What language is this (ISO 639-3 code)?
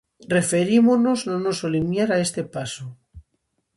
glg